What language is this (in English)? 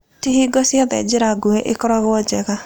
Kikuyu